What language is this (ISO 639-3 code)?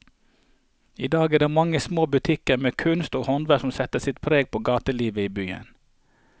nor